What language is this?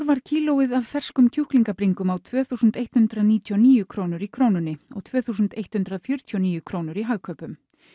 Icelandic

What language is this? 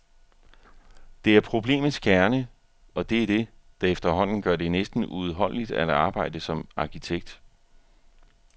Danish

